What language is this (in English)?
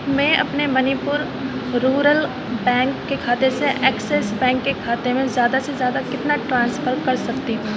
Urdu